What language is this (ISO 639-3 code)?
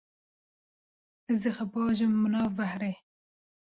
kur